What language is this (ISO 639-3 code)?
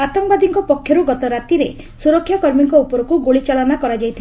ori